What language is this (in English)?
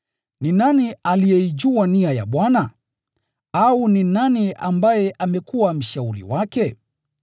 Swahili